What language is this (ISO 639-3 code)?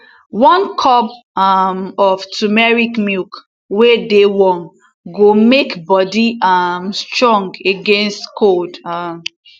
pcm